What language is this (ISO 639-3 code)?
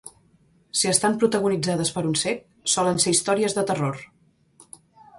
cat